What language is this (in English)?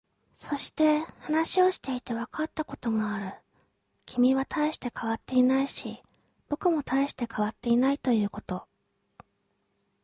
Japanese